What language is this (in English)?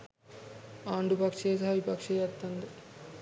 Sinhala